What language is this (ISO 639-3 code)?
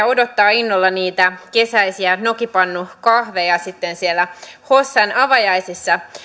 fin